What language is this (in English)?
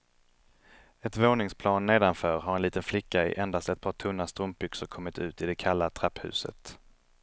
Swedish